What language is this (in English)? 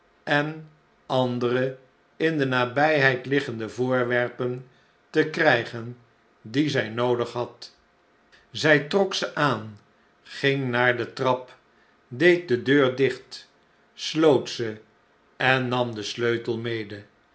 Dutch